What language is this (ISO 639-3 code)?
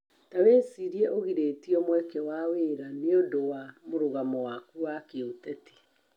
kik